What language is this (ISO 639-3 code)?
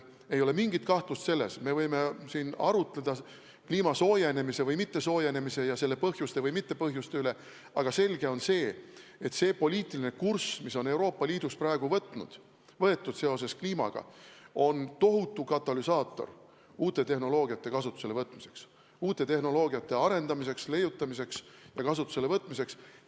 est